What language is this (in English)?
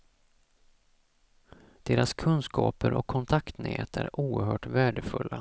Swedish